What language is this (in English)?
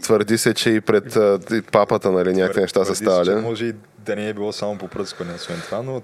Bulgarian